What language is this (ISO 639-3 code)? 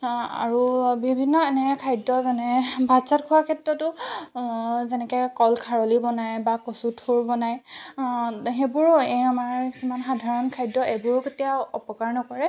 asm